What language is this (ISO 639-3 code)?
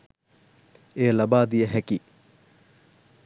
sin